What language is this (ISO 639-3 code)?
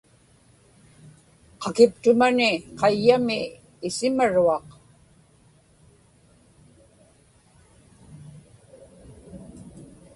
ipk